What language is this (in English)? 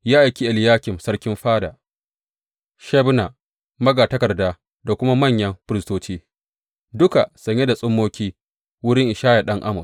Hausa